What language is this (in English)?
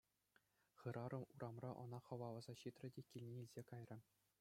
Chuvash